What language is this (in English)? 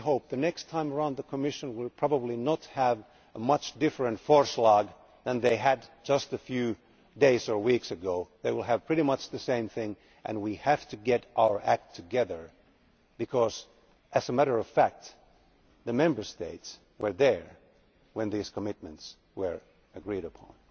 English